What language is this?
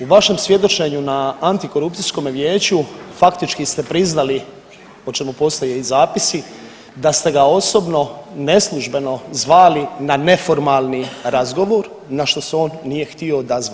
Croatian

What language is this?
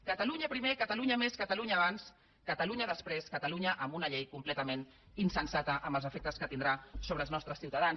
Catalan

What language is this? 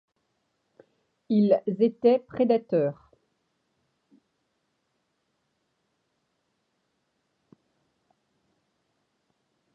French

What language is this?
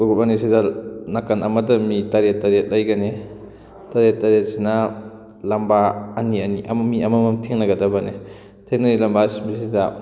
Manipuri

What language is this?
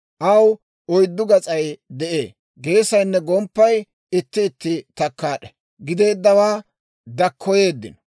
Dawro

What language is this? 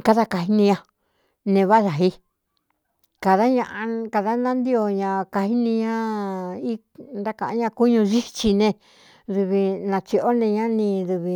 Cuyamecalco Mixtec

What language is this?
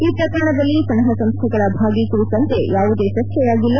Kannada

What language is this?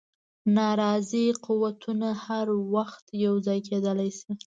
Pashto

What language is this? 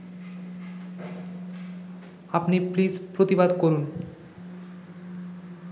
Bangla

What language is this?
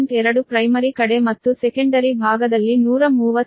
Kannada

